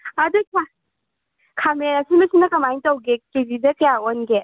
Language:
Manipuri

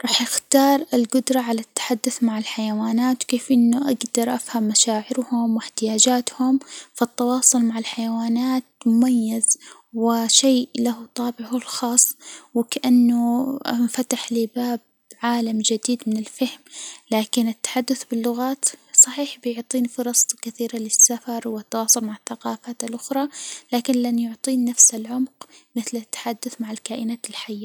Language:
Hijazi Arabic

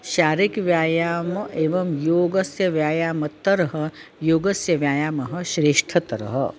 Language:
Sanskrit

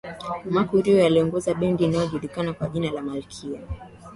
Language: Swahili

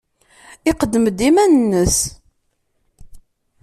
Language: Kabyle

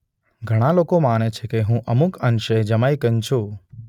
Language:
Gujarati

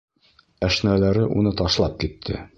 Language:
Bashkir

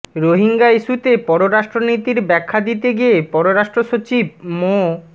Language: Bangla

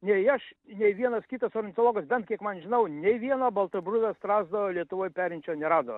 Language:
Lithuanian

